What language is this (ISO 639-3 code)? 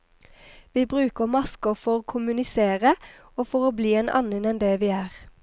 nor